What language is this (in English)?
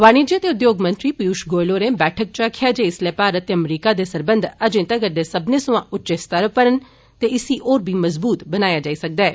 Dogri